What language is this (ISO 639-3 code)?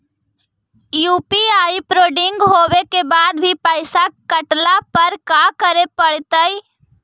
mag